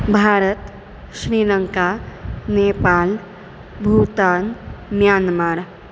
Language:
Sanskrit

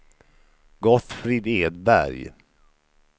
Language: Swedish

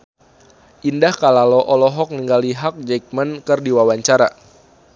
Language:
Sundanese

